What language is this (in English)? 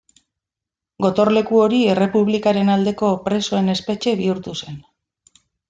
Basque